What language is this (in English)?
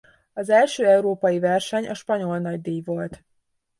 Hungarian